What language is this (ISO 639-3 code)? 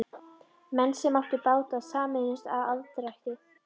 isl